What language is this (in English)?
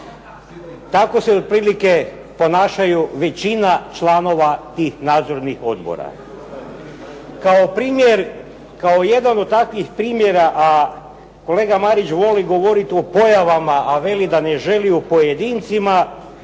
Croatian